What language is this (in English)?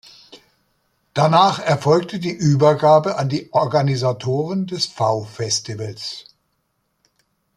German